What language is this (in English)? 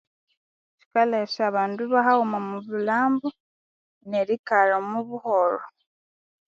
Konzo